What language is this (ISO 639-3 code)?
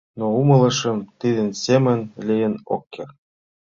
chm